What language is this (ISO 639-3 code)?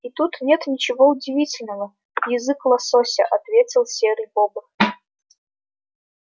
rus